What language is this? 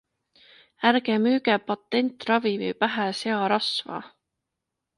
Estonian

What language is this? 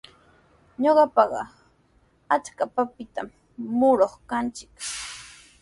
Sihuas Ancash Quechua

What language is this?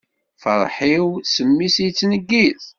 Kabyle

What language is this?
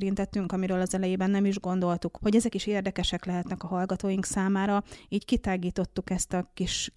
Hungarian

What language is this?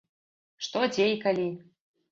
Belarusian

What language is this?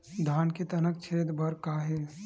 Chhattisgarhi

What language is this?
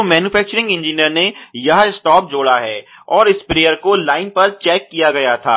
Hindi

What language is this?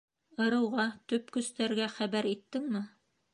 Bashkir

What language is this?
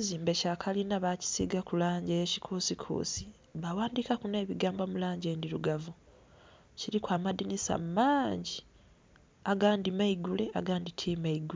Soga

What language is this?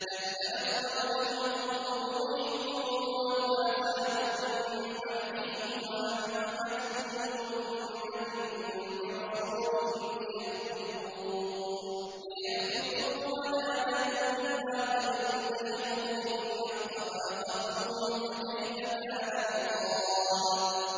Arabic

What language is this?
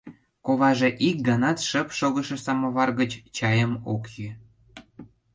Mari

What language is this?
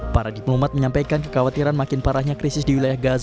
Indonesian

